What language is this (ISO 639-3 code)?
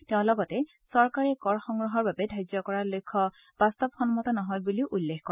asm